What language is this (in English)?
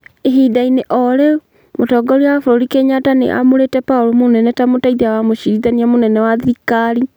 Kikuyu